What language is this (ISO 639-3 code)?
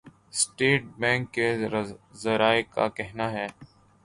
urd